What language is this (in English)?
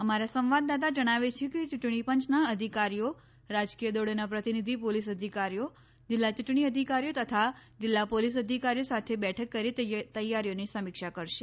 Gujarati